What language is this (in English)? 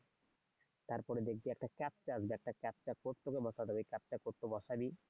Bangla